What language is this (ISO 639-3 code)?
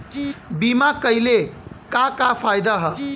bho